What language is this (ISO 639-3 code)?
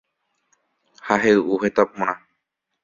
grn